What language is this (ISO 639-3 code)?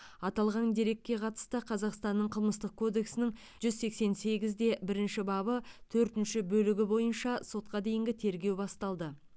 kaz